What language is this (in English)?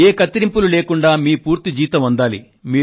Telugu